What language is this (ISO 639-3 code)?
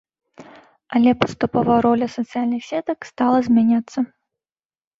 bel